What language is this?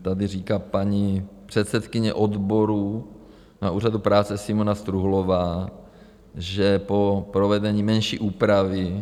Czech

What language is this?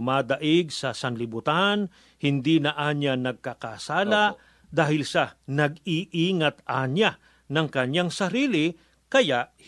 Filipino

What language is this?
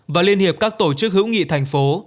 Vietnamese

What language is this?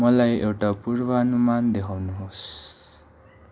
Nepali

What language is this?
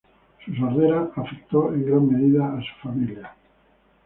Spanish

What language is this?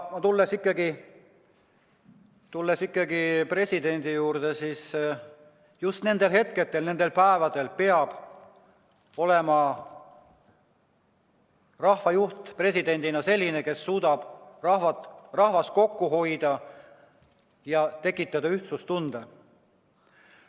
Estonian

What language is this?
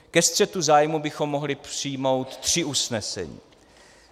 Czech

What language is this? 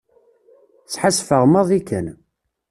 Kabyle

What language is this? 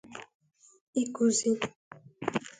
Igbo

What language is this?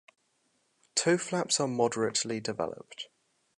English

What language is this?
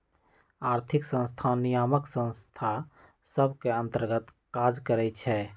Magahi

